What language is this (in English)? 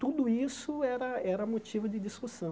Portuguese